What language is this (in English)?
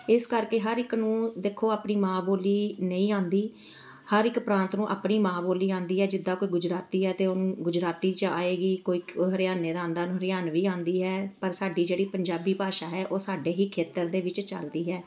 Punjabi